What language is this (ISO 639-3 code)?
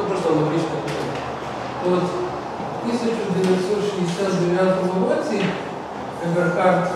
ukr